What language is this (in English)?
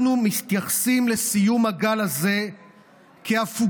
Hebrew